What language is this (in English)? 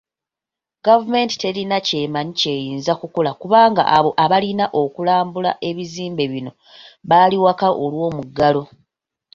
Ganda